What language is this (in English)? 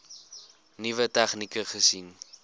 Afrikaans